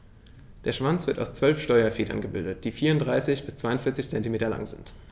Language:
German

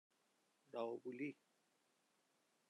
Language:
Persian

